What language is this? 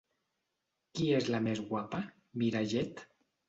Catalan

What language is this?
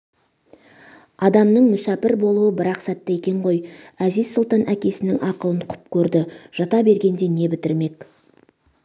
Kazakh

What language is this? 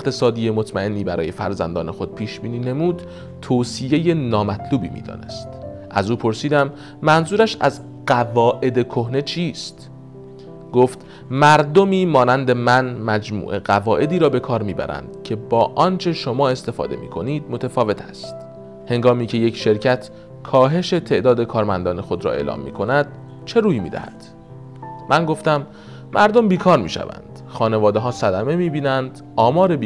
Persian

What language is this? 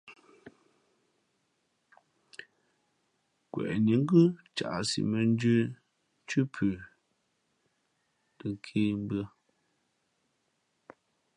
Fe'fe'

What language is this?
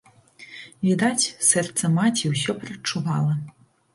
Belarusian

